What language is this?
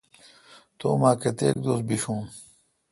Kalkoti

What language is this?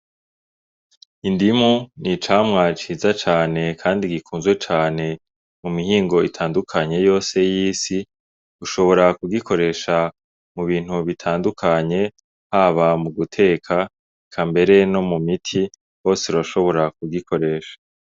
Rundi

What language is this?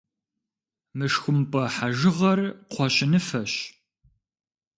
Kabardian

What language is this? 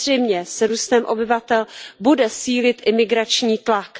Czech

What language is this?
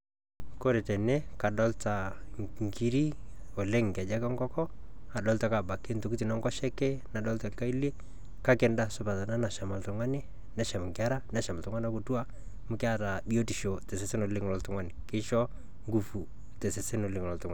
Masai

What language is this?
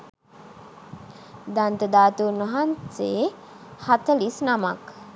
Sinhala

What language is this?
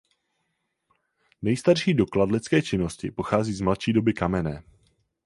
Czech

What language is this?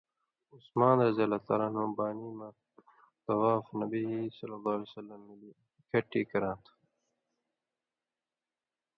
Indus Kohistani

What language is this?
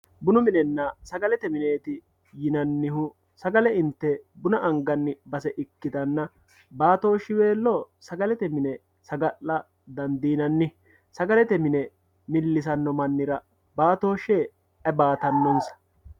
Sidamo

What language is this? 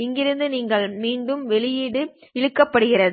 Tamil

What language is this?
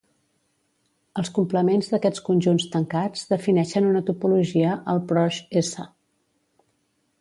Catalan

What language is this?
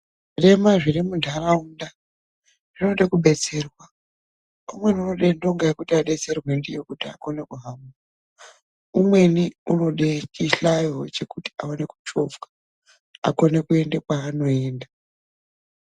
Ndau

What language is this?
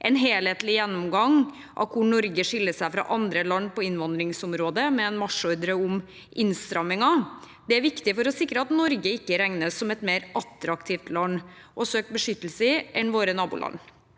Norwegian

